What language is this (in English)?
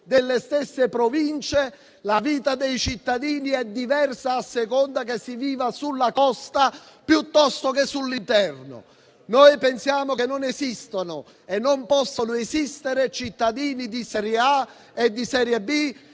Italian